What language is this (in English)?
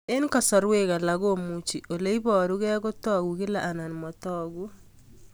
Kalenjin